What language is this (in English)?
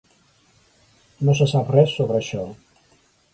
Catalan